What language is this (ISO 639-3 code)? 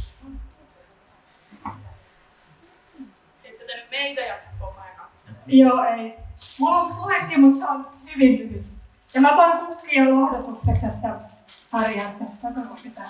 fin